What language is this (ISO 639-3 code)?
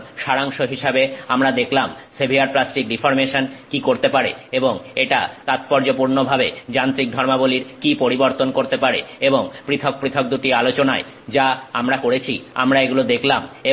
ben